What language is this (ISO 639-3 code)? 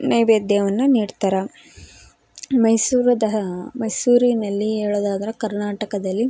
kan